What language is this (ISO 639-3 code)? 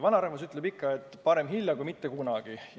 est